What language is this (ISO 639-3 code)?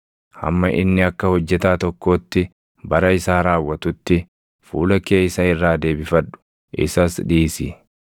orm